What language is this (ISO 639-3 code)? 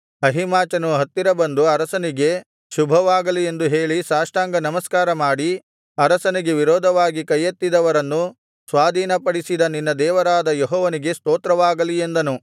kan